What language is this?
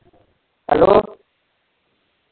Punjabi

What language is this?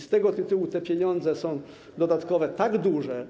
Polish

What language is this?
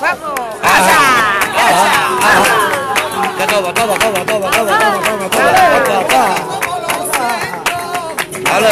Spanish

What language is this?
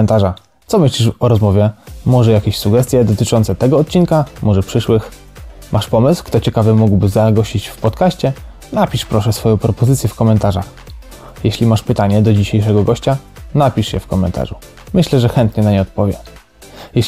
Polish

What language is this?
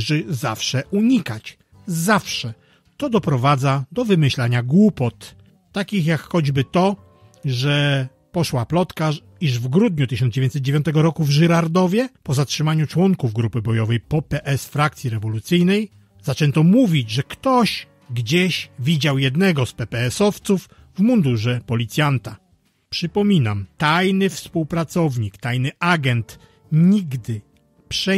Polish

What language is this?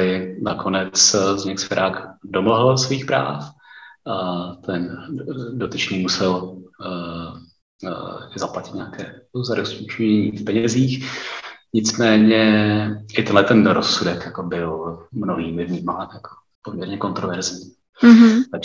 Czech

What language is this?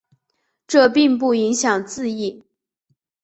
Chinese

